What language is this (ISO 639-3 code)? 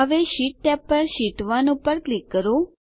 guj